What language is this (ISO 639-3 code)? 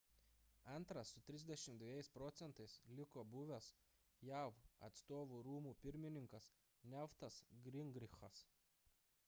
lit